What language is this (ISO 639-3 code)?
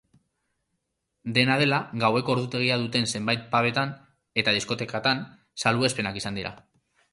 eus